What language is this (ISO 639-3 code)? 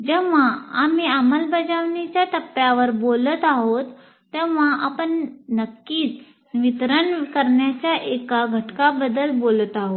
mar